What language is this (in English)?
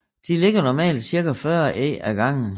Danish